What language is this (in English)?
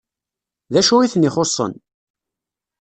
Kabyle